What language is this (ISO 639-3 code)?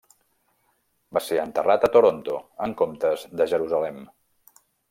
cat